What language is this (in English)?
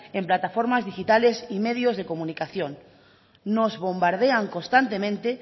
Spanish